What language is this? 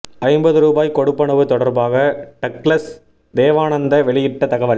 Tamil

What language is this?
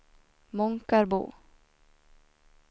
Swedish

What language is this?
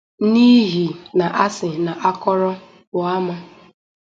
Igbo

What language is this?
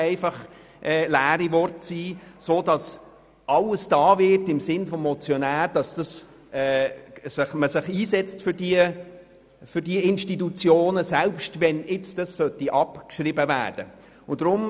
Swiss German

